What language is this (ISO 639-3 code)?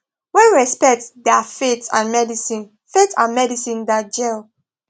pcm